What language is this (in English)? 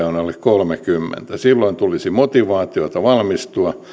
Finnish